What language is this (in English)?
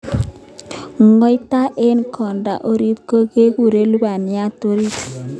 Kalenjin